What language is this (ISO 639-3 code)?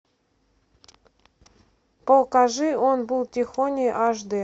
rus